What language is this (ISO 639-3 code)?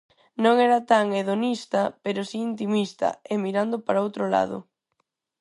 glg